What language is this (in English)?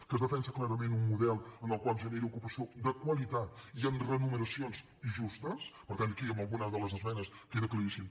Catalan